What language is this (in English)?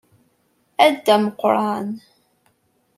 Kabyle